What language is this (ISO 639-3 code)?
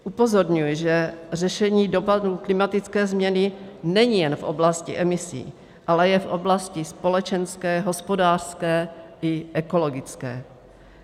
ces